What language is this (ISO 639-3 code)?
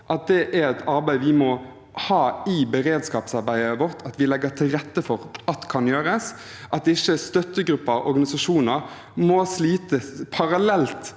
nor